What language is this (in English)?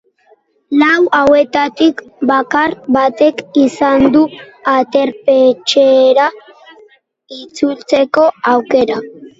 Basque